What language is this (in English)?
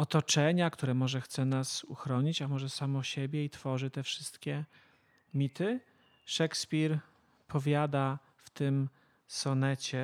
Polish